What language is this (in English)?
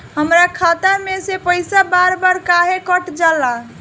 Bhojpuri